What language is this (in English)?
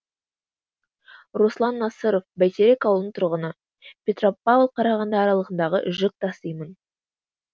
Kazakh